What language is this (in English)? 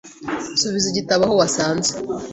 Kinyarwanda